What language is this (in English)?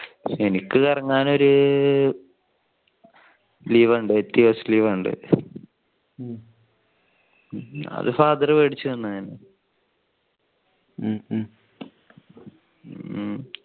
Malayalam